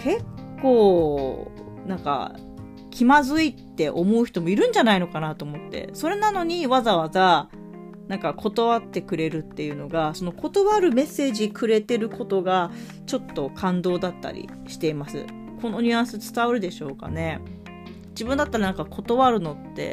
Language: Japanese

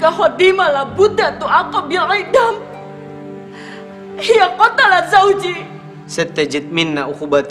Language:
Indonesian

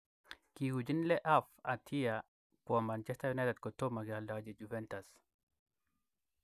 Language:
Kalenjin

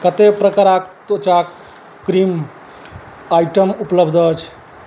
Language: Maithili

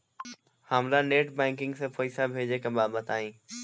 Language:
Bhojpuri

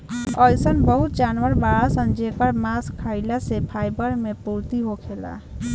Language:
Bhojpuri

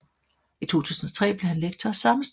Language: Danish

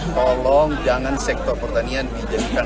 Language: Indonesian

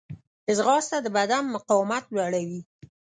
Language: Pashto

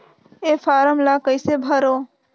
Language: Chhattisgarhi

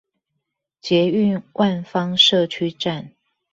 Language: Chinese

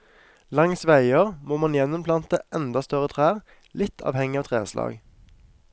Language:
Norwegian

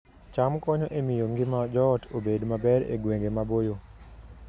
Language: Luo (Kenya and Tanzania)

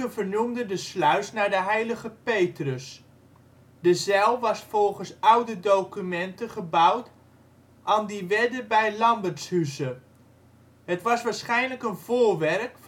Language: Dutch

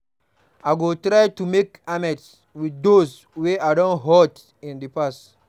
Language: Nigerian Pidgin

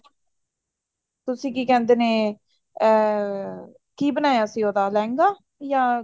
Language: Punjabi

